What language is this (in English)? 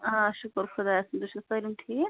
Kashmiri